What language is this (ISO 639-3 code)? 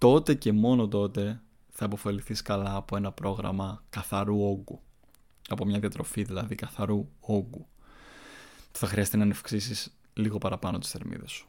ell